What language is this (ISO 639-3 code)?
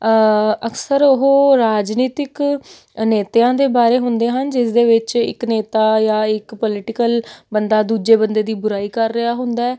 pan